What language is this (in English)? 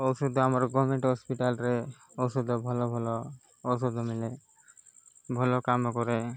Odia